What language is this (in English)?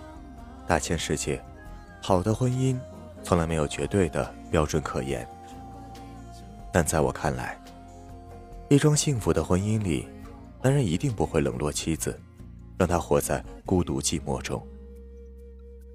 Chinese